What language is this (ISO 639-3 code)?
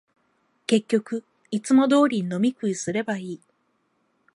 jpn